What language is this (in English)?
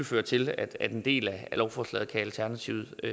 Danish